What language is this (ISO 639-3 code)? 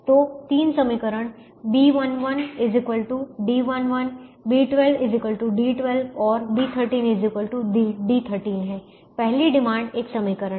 hin